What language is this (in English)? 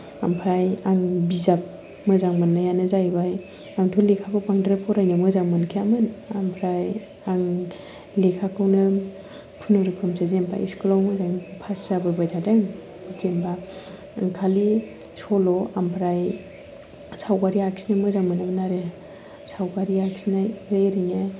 Bodo